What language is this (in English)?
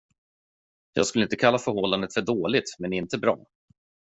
Swedish